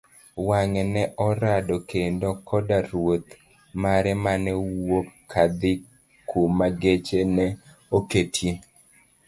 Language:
Luo (Kenya and Tanzania)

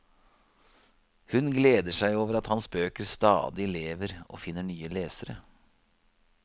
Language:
Norwegian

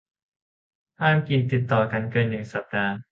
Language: Thai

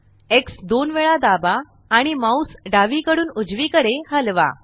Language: Marathi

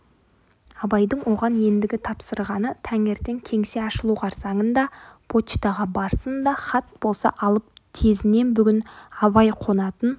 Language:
Kazakh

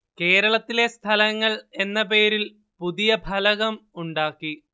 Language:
Malayalam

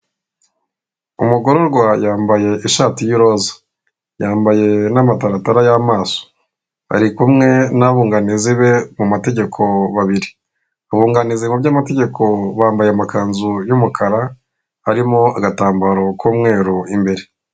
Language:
Kinyarwanda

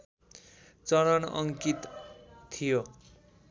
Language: Nepali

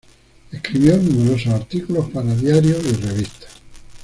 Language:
Spanish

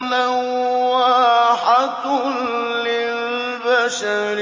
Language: Arabic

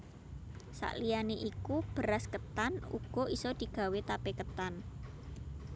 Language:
Javanese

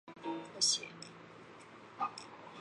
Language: Chinese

